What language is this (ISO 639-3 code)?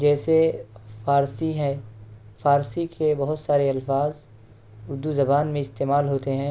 urd